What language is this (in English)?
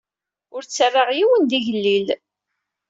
Kabyle